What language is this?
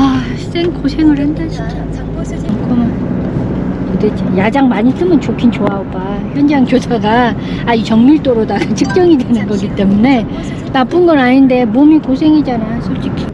Korean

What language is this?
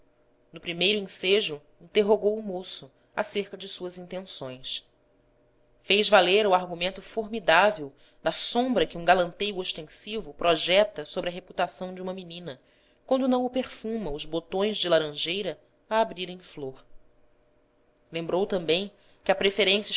Portuguese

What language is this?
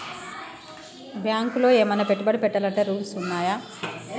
Telugu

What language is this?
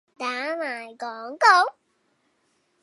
Cantonese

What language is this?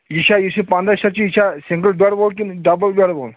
Kashmiri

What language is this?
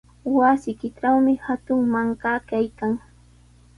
Sihuas Ancash Quechua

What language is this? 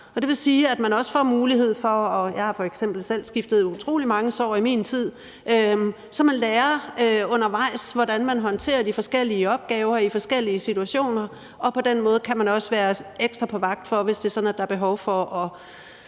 Danish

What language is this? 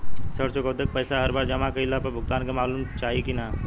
Bhojpuri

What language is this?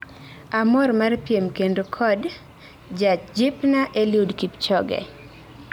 Luo (Kenya and Tanzania)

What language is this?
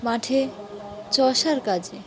Bangla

